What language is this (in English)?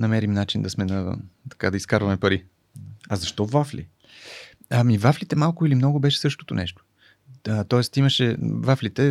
Bulgarian